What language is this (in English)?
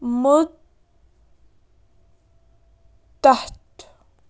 Kashmiri